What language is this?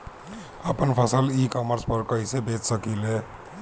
Bhojpuri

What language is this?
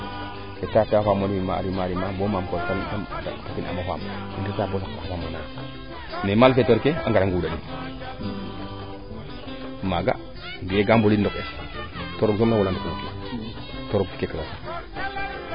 Serer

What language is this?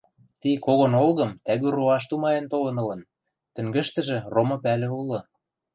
Western Mari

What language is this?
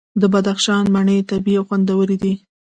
Pashto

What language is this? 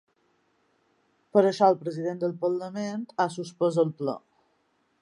Catalan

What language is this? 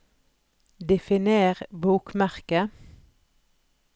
Norwegian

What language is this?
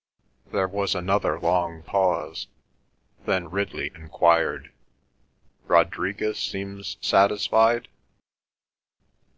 English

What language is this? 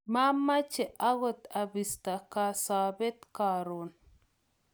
Kalenjin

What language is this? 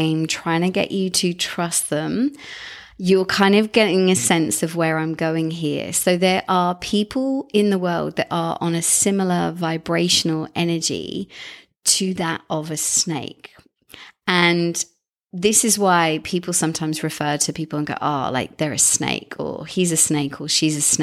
English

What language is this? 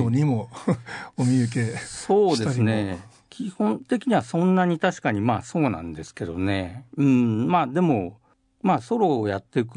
Japanese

